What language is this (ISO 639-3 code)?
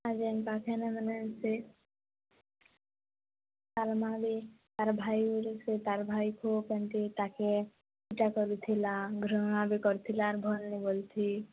ori